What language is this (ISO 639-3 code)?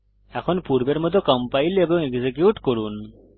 ben